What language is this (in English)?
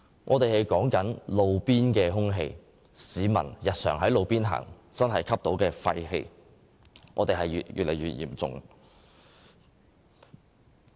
Cantonese